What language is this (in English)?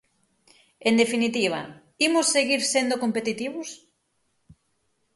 Galician